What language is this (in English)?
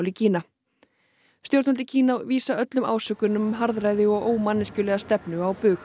Icelandic